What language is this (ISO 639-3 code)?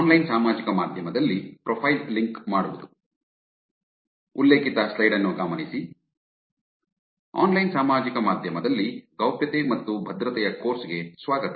kan